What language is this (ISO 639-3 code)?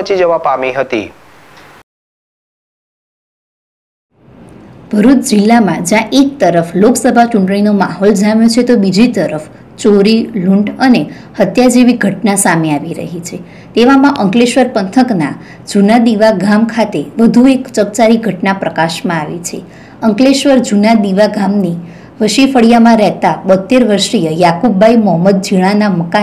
guj